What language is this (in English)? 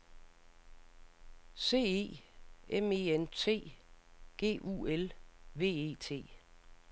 Danish